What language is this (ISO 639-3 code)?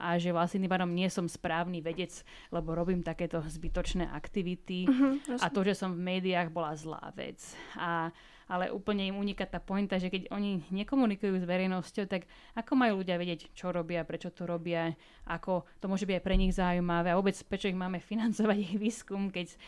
slk